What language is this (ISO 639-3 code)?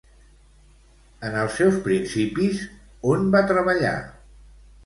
cat